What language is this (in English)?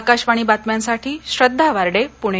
Marathi